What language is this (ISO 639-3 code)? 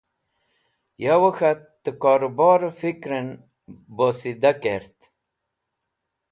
wbl